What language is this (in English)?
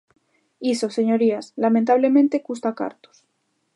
Galician